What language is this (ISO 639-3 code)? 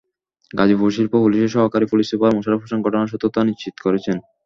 ben